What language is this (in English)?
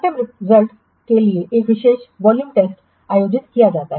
Hindi